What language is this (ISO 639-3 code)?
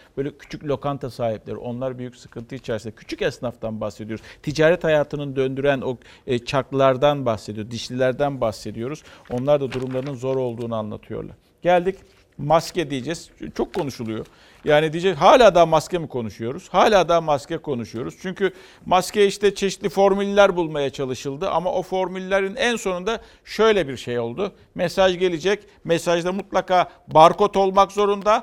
tur